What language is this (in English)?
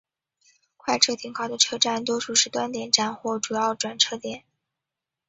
Chinese